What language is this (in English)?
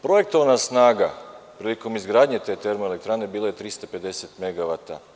Serbian